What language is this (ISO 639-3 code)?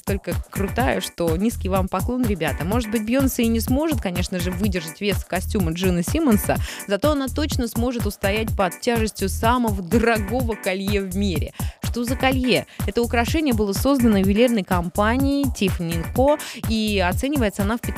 rus